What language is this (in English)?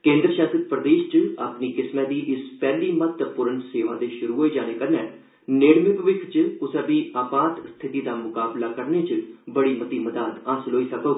Dogri